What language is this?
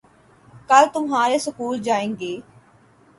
Urdu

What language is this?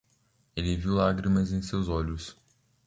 Portuguese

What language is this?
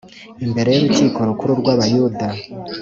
Kinyarwanda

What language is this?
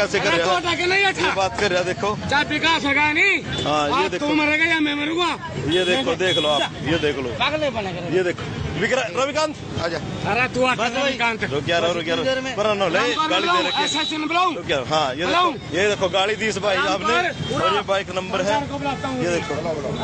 Hindi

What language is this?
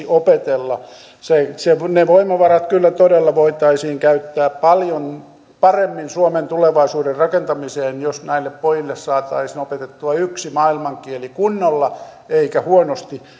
Finnish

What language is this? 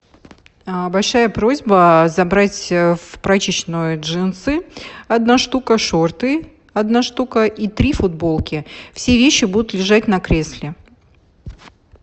Russian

